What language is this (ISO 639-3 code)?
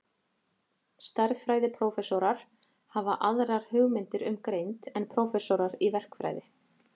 isl